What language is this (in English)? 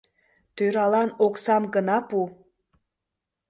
Mari